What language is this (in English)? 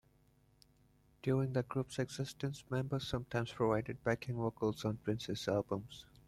English